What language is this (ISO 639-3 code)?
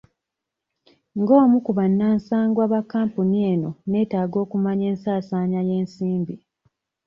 lug